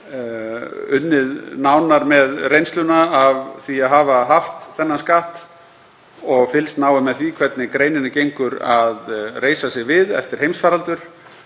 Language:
Icelandic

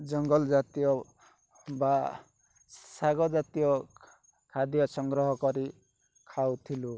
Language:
Odia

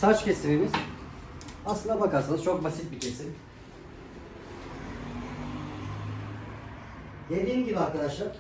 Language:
Turkish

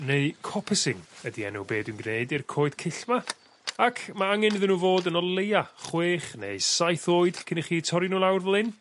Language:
Welsh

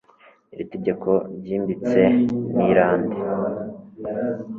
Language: Kinyarwanda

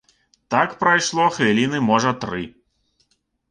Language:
Belarusian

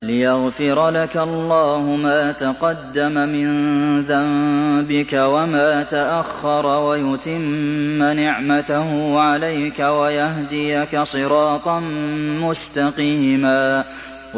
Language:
Arabic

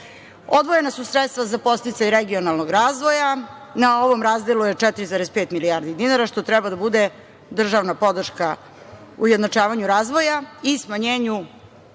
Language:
Serbian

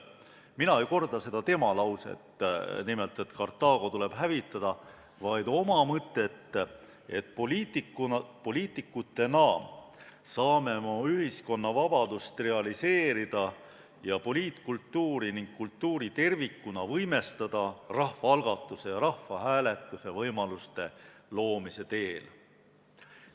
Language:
Estonian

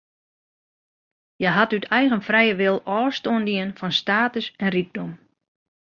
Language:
Western Frisian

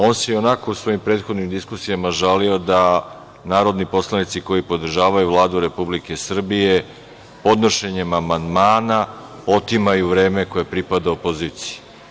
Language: Serbian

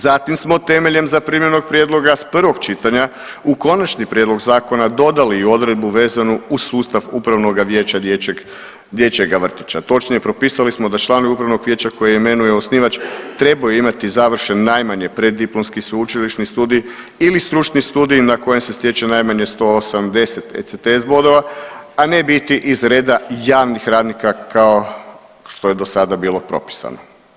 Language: Croatian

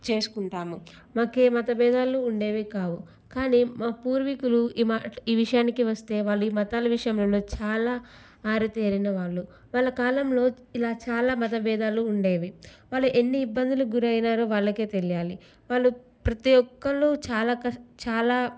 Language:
Telugu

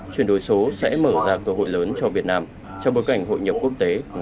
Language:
Vietnamese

